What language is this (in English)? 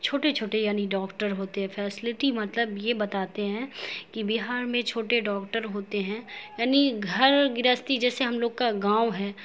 Urdu